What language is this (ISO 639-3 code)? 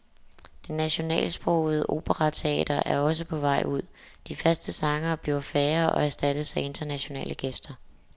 dan